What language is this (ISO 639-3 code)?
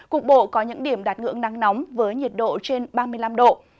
vie